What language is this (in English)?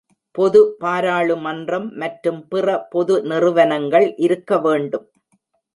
Tamil